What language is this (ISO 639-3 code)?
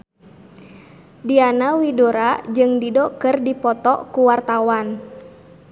sun